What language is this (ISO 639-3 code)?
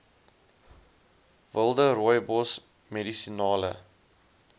afr